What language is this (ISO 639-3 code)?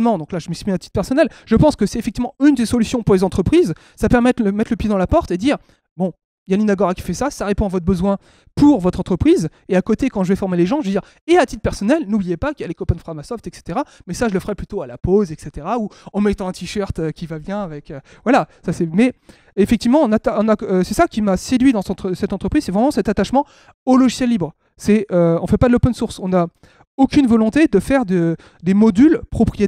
fra